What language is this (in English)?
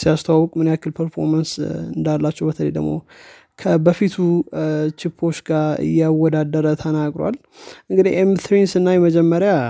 Amharic